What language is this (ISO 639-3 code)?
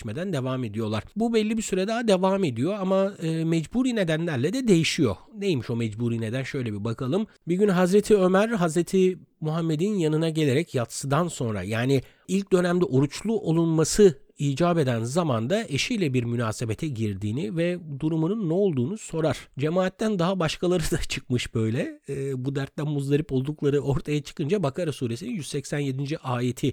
tur